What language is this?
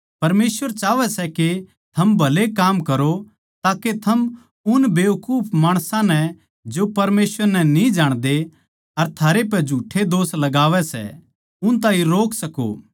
Haryanvi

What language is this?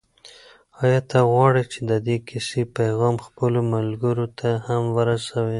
Pashto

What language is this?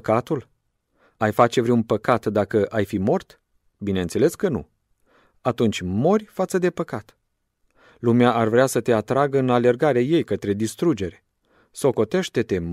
Romanian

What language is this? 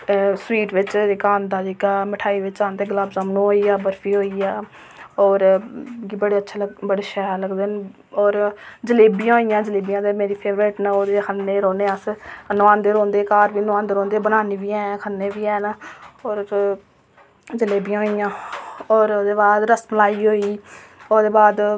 Dogri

